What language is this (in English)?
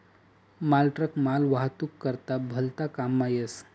Marathi